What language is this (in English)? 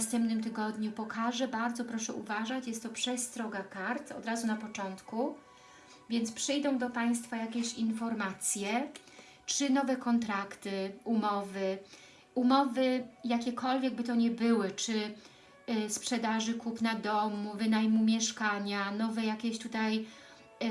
Polish